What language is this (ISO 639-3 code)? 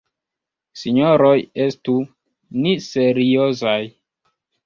epo